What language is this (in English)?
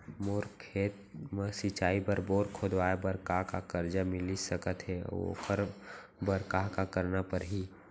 Chhattisgarhi